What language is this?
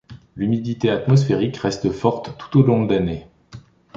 French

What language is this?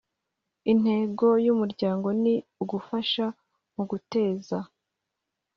Kinyarwanda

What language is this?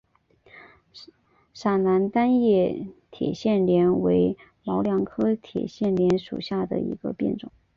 Chinese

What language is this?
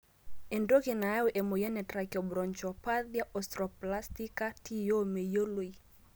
Masai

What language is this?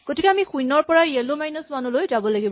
Assamese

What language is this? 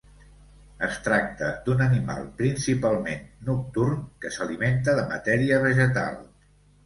Catalan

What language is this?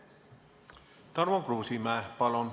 Estonian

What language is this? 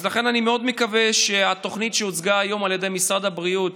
Hebrew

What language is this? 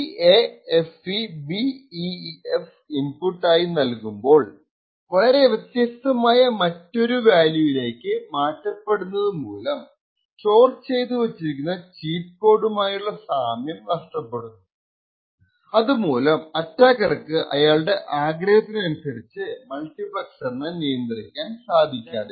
Malayalam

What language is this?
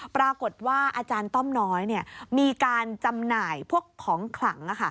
Thai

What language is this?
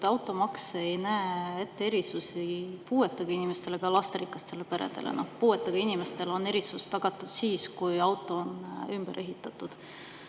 Estonian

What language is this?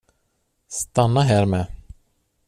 Swedish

